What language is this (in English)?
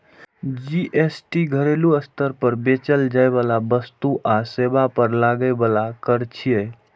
Maithili